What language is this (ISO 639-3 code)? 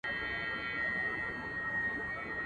pus